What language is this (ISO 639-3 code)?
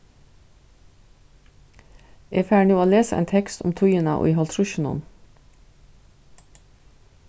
fao